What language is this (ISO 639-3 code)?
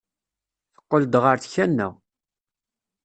kab